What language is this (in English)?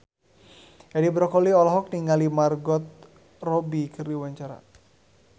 Sundanese